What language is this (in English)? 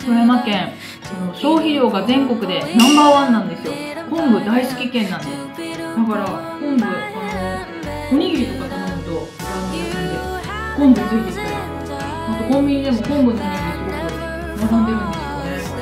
Japanese